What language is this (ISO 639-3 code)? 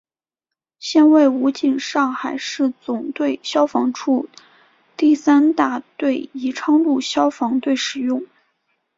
zho